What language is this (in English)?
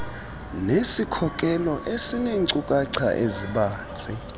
Xhosa